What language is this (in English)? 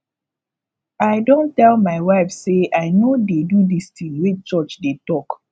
Nigerian Pidgin